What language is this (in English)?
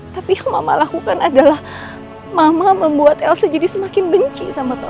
Indonesian